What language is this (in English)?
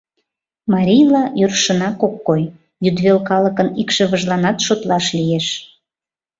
Mari